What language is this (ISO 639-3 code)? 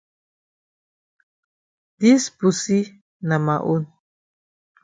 wes